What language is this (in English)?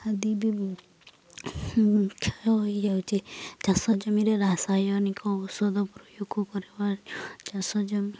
Odia